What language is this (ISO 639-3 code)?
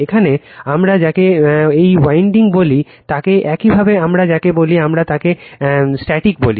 ben